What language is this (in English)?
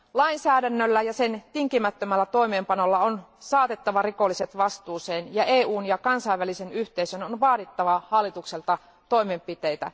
Finnish